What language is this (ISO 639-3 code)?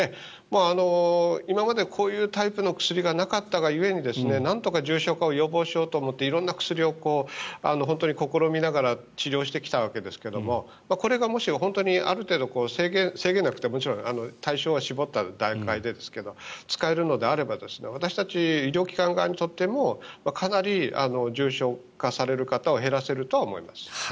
jpn